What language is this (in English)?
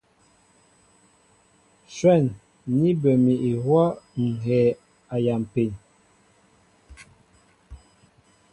Mbo (Cameroon)